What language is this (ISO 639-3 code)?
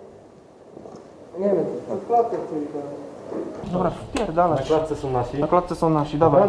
pol